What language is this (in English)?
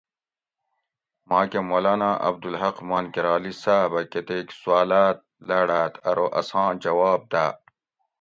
Gawri